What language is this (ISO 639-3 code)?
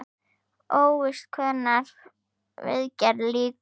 isl